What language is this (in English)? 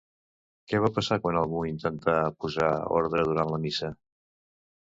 Catalan